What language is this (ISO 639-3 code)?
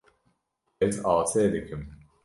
kur